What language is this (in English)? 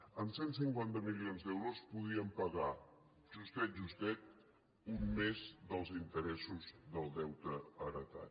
Catalan